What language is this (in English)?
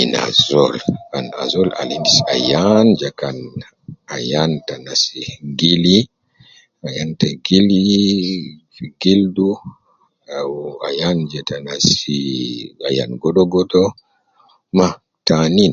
Nubi